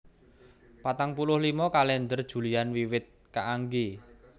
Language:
Javanese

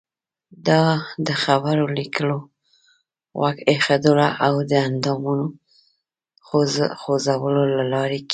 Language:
Pashto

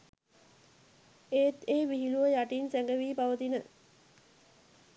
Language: Sinhala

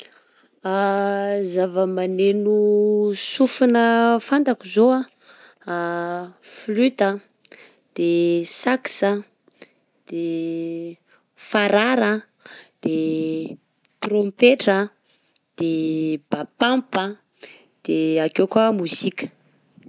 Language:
Southern Betsimisaraka Malagasy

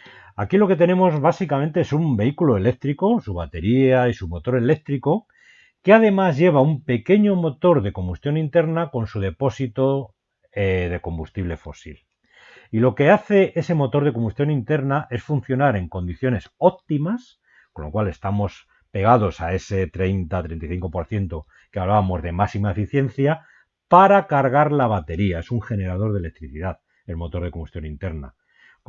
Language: Spanish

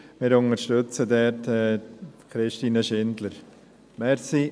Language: Swiss German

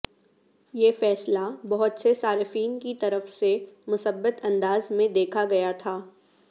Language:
Urdu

